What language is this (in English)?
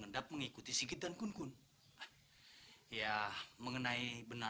Indonesian